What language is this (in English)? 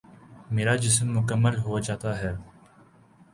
Urdu